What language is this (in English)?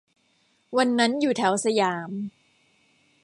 Thai